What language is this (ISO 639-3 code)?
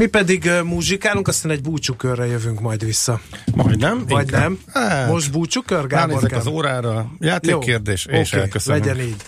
hun